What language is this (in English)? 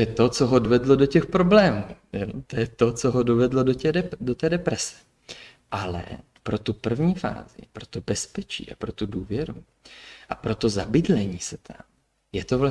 Czech